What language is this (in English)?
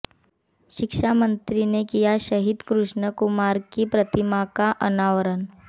Hindi